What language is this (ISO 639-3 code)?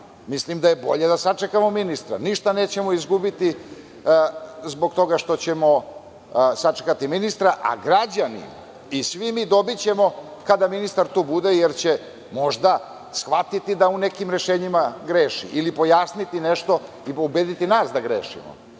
srp